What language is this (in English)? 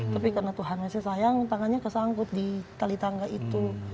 Indonesian